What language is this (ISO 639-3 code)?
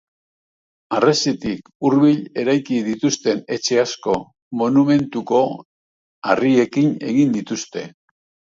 eus